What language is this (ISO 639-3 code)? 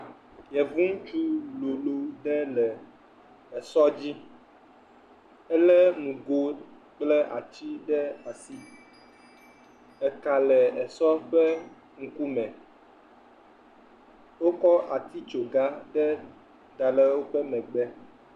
ewe